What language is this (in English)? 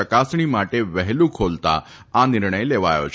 Gujarati